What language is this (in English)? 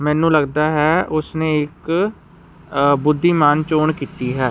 Punjabi